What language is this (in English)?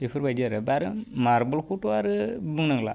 Bodo